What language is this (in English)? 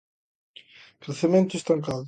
Galician